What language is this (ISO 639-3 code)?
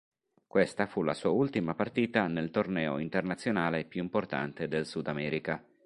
ita